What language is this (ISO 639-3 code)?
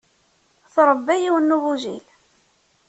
kab